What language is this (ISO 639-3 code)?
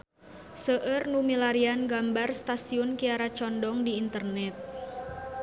sun